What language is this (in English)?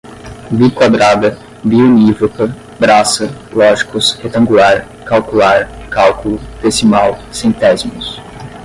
Portuguese